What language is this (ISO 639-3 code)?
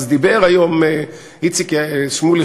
heb